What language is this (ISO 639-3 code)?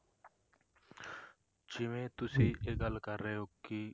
pan